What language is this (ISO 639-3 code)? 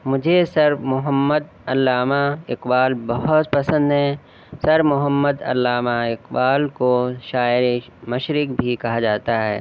urd